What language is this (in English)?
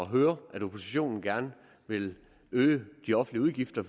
Danish